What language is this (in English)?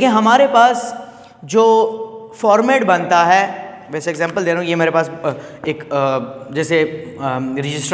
Hindi